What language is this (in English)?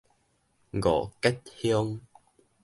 Min Nan Chinese